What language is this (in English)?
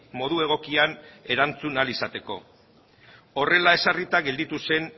Basque